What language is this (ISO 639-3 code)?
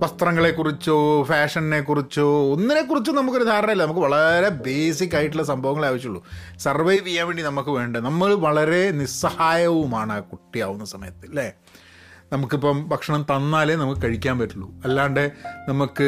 mal